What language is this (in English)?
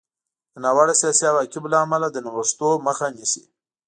Pashto